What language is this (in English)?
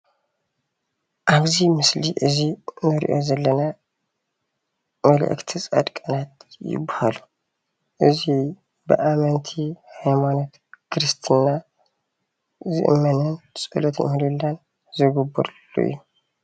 Tigrinya